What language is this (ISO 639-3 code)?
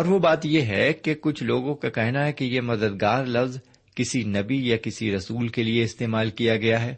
urd